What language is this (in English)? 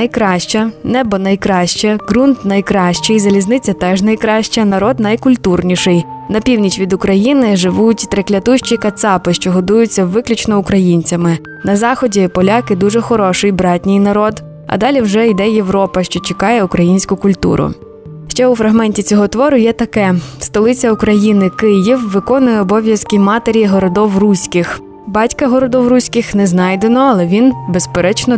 Ukrainian